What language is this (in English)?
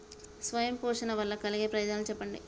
Telugu